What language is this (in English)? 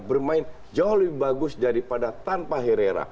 Indonesian